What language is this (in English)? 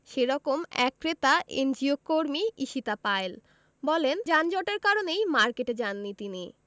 Bangla